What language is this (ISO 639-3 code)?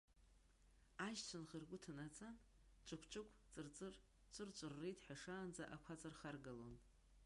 abk